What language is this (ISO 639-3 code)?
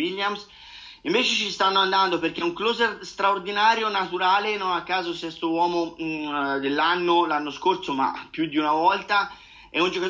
ita